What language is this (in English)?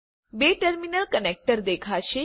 Gujarati